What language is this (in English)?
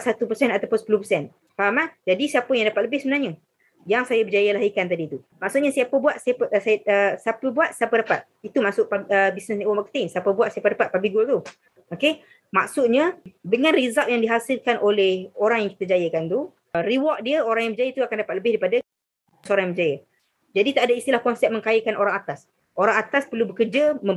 Malay